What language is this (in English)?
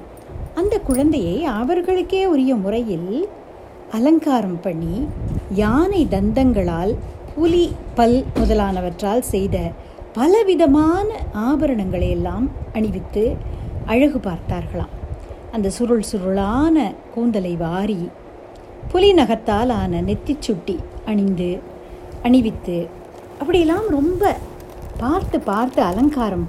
Tamil